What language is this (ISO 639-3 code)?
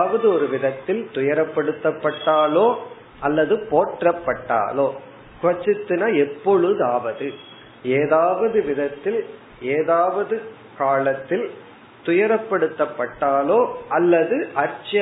tam